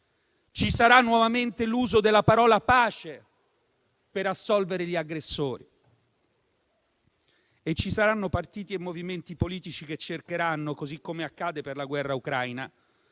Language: Italian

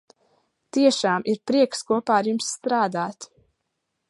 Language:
Latvian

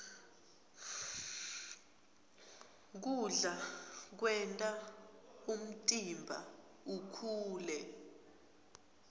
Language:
Swati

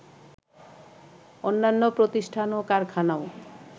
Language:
Bangla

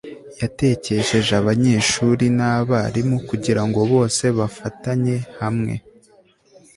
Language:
Kinyarwanda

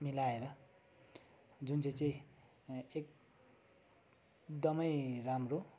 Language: Nepali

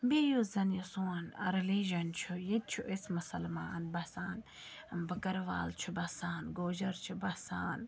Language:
Kashmiri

